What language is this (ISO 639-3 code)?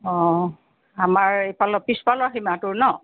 asm